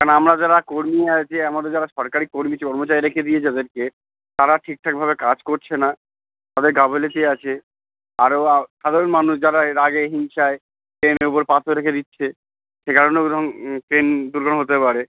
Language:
Bangla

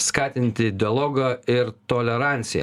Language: Lithuanian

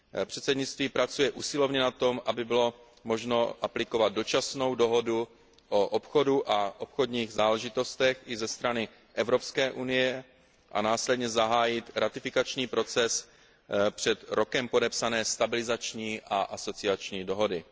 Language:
Czech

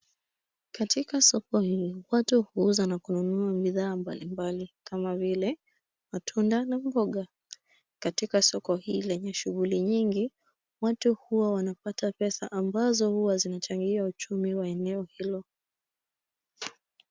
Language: Swahili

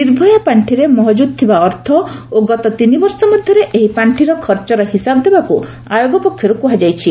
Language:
Odia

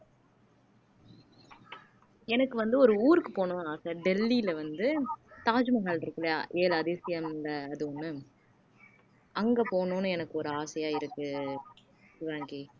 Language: Tamil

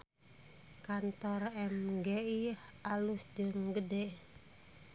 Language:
Sundanese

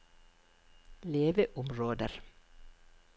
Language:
Norwegian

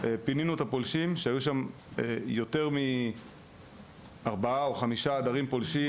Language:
Hebrew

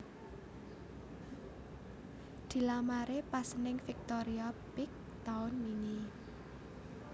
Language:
Javanese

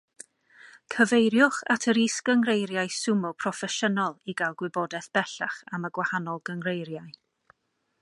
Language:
Welsh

